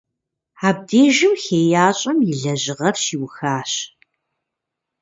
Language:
Kabardian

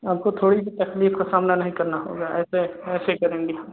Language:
Hindi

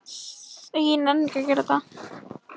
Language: Icelandic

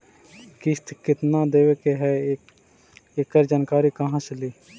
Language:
Magahi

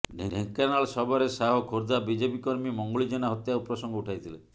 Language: Odia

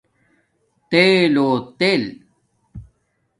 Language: Domaaki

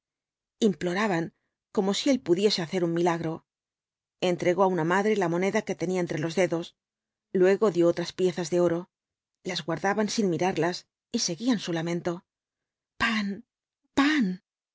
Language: Spanish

